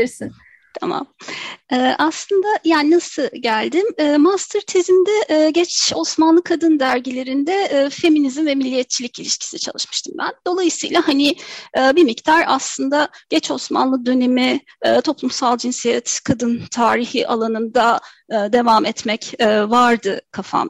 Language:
Turkish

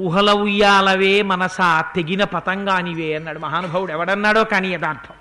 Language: Telugu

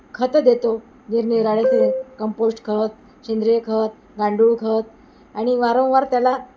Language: Marathi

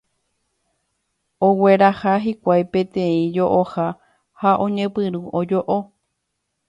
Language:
Guarani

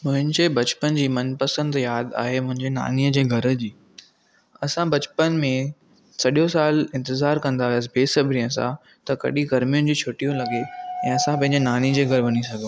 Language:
Sindhi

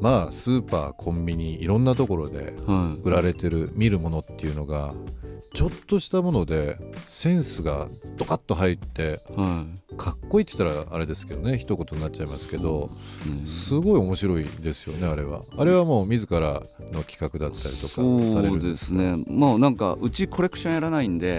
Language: Japanese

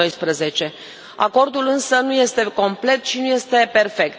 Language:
Romanian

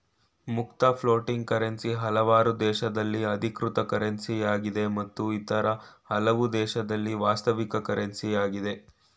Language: Kannada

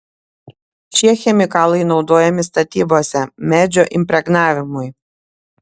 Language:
Lithuanian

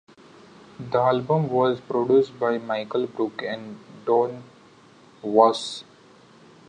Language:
English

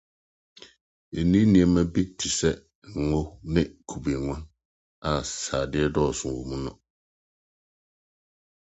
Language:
Akan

